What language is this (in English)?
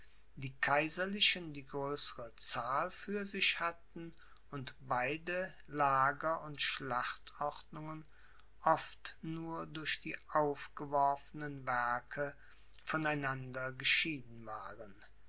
German